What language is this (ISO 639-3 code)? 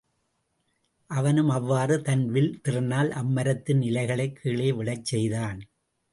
tam